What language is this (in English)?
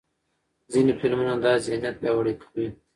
Pashto